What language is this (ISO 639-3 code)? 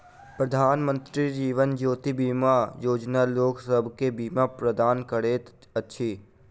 mai